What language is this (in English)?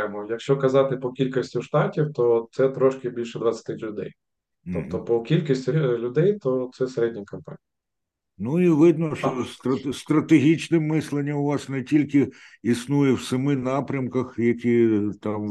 Ukrainian